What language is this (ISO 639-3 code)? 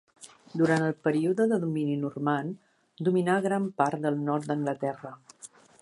cat